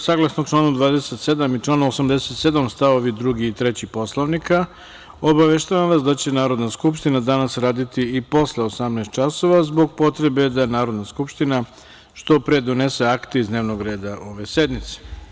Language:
Serbian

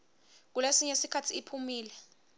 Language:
Swati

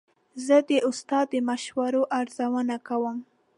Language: Pashto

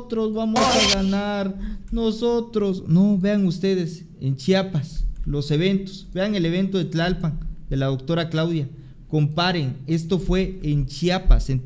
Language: Spanish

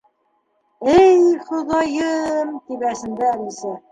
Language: Bashkir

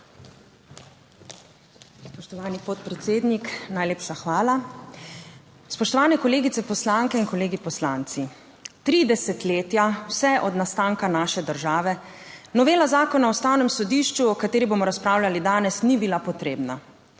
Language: Slovenian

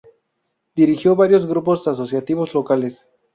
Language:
Spanish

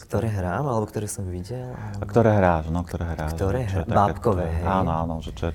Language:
Slovak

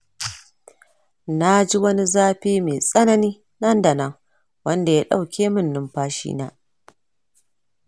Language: Hausa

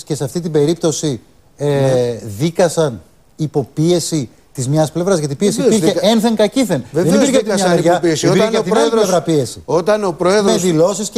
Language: Greek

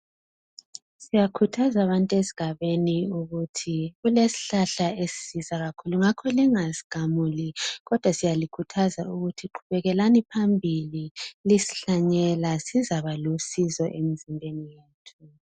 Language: North Ndebele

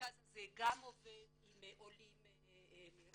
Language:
Hebrew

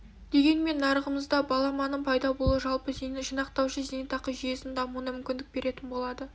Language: Kazakh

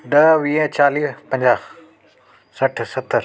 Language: Sindhi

